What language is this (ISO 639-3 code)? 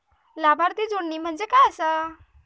mar